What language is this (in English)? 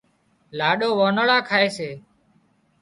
Wadiyara Koli